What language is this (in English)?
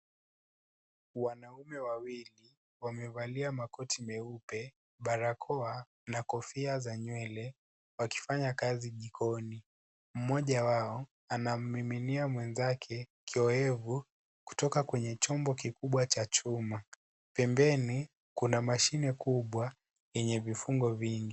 Swahili